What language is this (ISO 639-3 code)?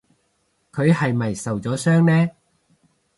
yue